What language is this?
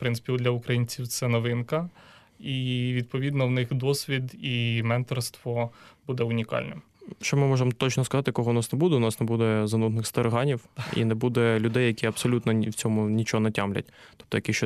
Ukrainian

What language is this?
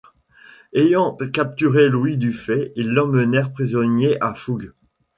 French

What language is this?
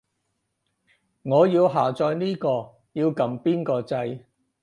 Cantonese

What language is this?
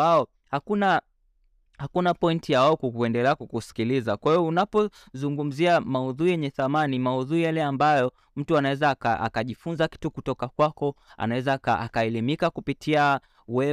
Swahili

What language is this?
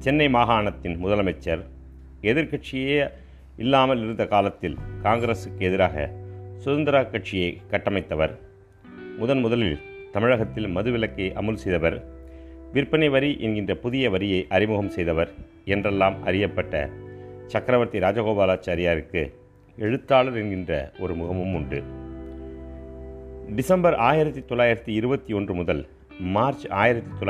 Tamil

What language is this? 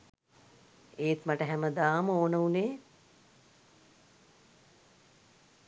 Sinhala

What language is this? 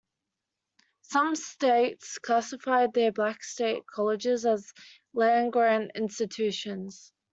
English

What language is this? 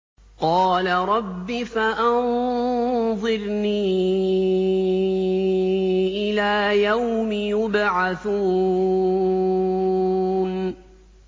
Arabic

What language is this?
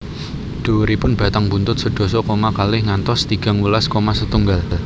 Javanese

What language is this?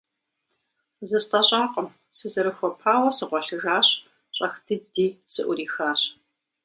Kabardian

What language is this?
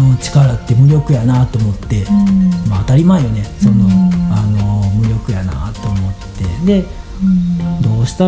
Japanese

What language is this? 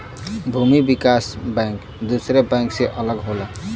Bhojpuri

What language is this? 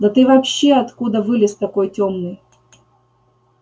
Russian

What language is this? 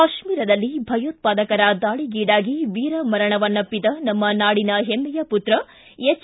Kannada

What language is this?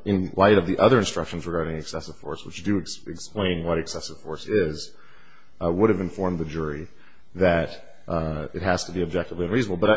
English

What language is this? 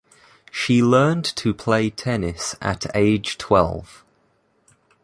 English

